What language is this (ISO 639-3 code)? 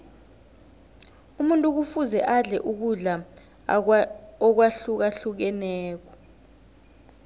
nbl